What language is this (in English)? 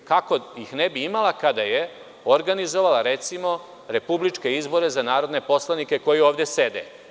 Serbian